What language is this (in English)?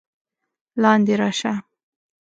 Pashto